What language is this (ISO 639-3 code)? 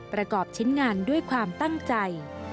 tha